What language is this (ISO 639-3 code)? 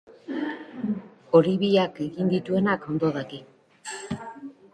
eus